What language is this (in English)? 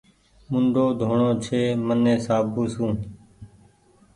Goaria